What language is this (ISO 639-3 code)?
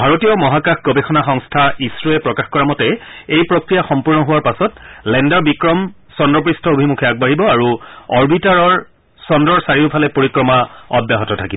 asm